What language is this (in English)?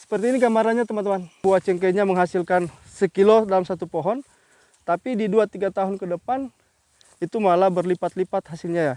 Indonesian